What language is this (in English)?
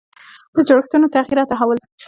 Pashto